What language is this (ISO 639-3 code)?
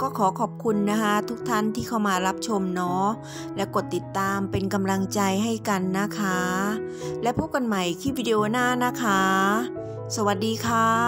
tha